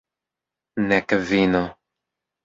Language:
Esperanto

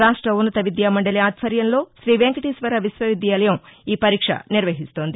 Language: Telugu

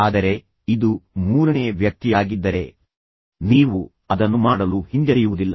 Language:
Kannada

